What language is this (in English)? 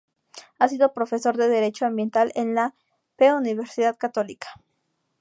Spanish